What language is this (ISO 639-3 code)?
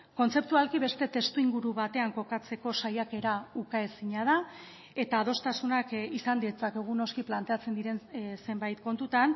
eus